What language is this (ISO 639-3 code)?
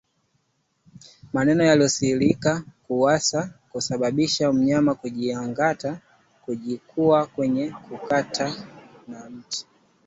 swa